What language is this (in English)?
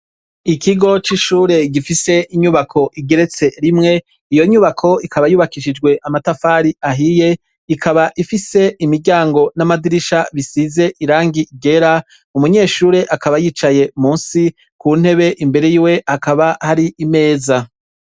Rundi